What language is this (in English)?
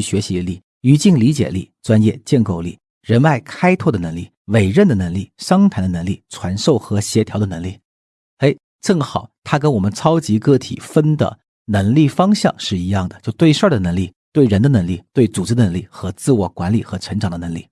Chinese